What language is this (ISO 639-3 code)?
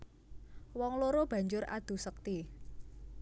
jav